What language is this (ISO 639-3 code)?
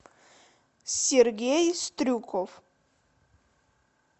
rus